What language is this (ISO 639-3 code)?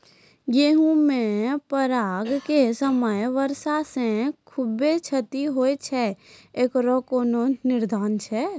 mai